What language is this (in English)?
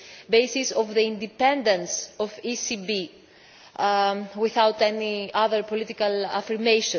English